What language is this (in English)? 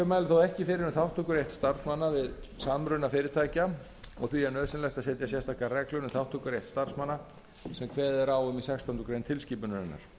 Icelandic